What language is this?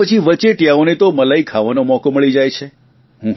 Gujarati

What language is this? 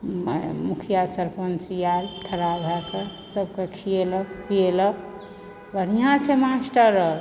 Maithili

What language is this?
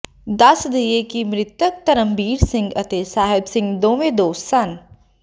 Punjabi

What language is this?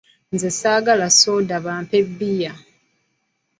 Ganda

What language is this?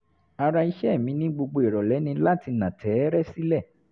Yoruba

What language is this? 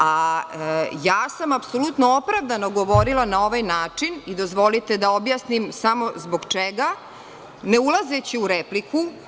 Serbian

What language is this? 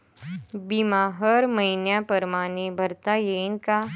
Marathi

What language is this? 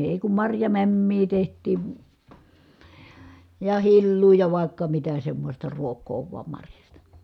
Finnish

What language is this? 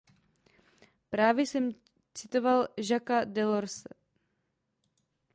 Czech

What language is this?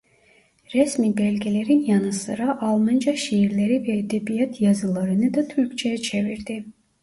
Turkish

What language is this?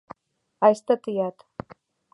Mari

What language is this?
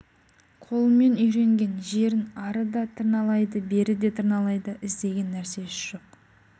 Kazakh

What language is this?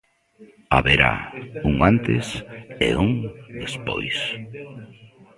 Galician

